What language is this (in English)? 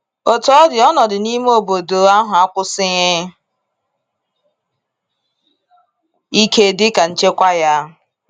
Igbo